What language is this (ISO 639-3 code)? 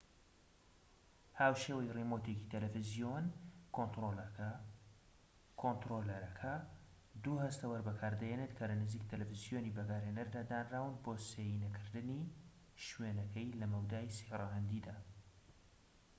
ckb